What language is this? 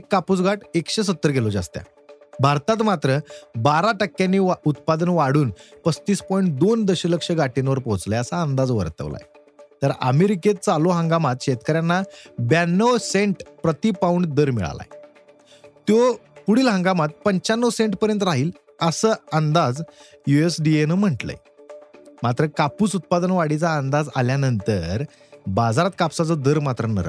Marathi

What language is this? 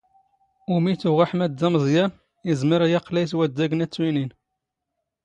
Standard Moroccan Tamazight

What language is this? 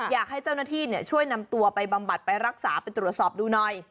Thai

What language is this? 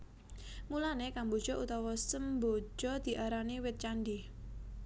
Javanese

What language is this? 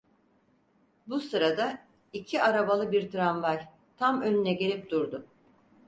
Turkish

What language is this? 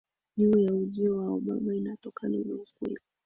Swahili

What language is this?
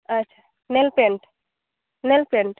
Santali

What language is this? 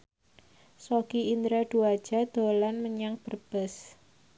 Javanese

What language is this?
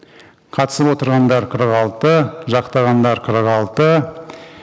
Kazakh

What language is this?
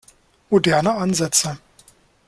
German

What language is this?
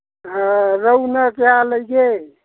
Manipuri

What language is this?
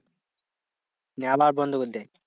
Bangla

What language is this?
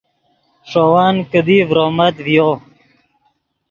Yidgha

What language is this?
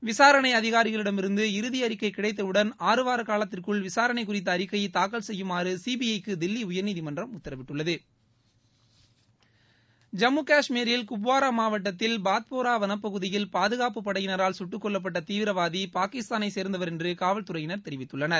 Tamil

